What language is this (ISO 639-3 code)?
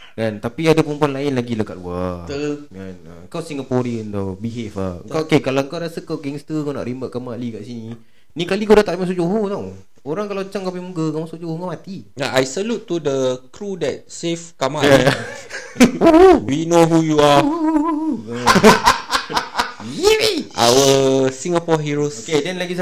msa